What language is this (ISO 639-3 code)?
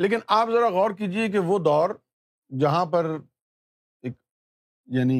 urd